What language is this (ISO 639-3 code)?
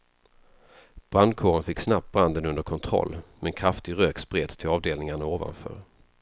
swe